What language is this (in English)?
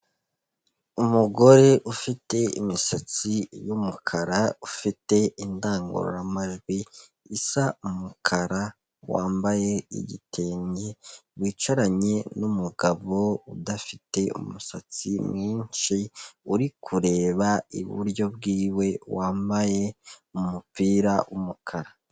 Kinyarwanda